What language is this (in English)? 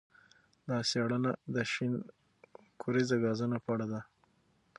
Pashto